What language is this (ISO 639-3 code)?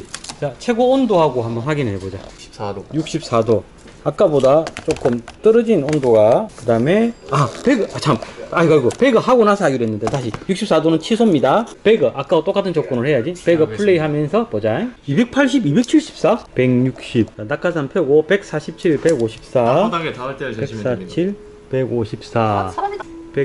kor